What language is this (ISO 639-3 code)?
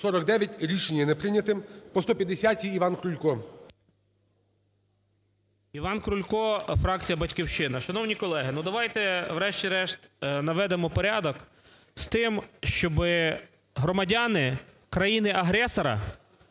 ukr